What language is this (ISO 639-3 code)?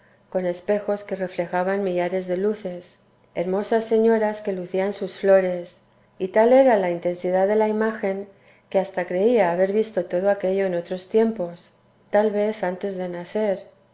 spa